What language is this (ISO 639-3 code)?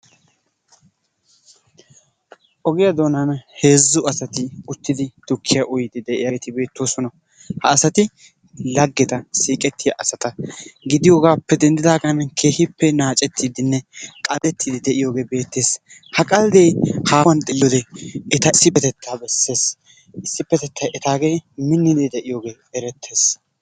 wal